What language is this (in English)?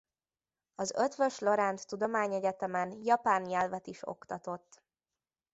Hungarian